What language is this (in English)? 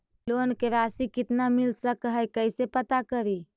Magahi